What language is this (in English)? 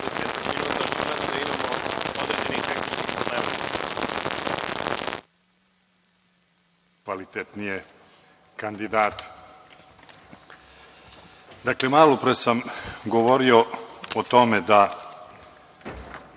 Serbian